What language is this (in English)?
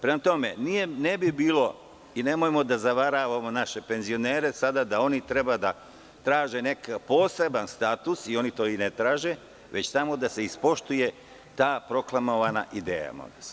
Serbian